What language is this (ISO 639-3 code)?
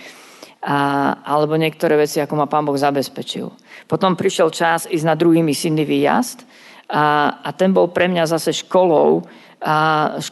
slk